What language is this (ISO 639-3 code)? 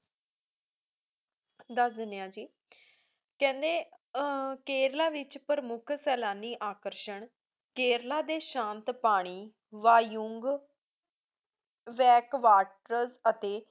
pan